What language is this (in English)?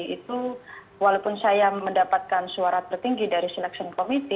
Indonesian